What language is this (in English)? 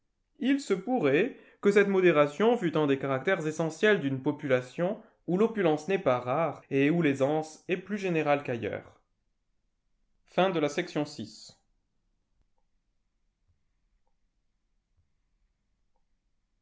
French